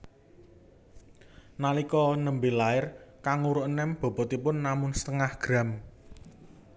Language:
Javanese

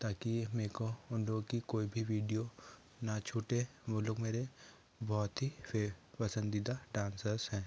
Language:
Hindi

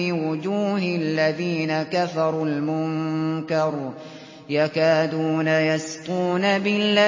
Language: Arabic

